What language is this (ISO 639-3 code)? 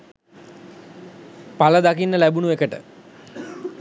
sin